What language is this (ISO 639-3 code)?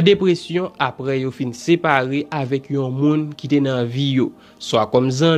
fra